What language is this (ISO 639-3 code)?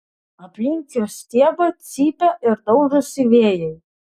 lit